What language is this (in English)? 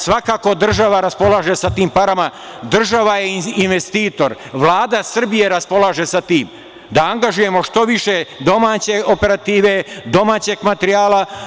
Serbian